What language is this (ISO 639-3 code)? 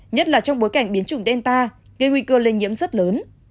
vie